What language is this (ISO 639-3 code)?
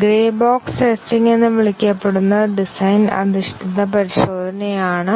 mal